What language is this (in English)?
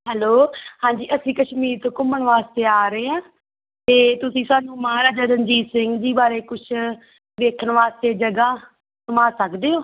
Punjabi